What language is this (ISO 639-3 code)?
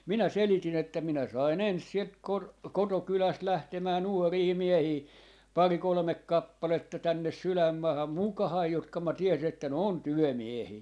fin